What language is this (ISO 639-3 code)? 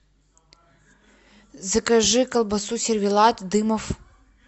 rus